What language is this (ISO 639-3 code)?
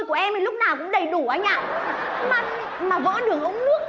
vie